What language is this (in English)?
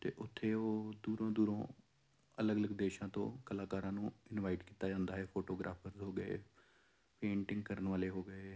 Punjabi